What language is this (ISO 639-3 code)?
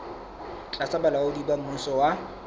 sot